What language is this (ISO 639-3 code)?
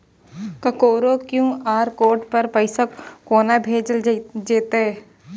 mai